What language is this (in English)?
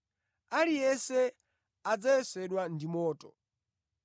Nyanja